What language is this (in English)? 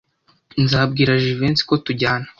Kinyarwanda